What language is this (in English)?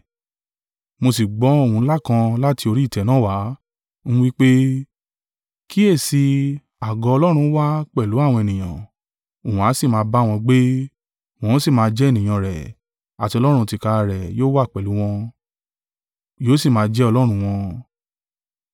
Yoruba